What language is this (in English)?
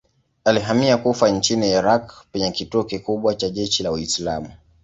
Swahili